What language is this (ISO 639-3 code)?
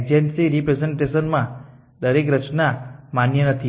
guj